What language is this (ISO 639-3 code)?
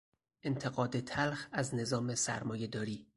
fas